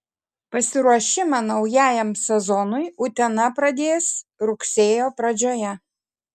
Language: Lithuanian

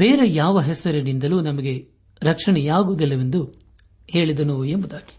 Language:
Kannada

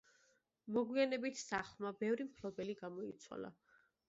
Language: Georgian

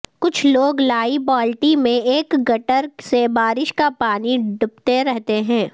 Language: Urdu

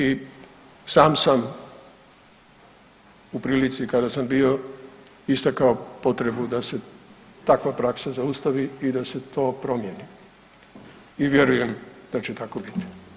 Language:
Croatian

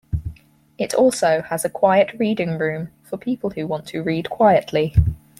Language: English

